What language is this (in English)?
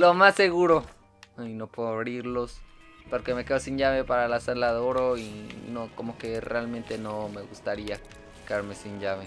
Spanish